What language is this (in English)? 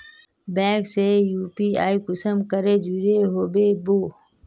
Magahi